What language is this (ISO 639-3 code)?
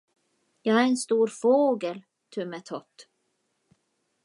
swe